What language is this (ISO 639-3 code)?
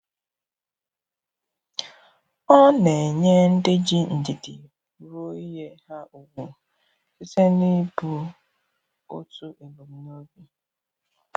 ibo